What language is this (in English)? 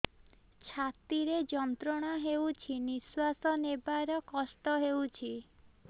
Odia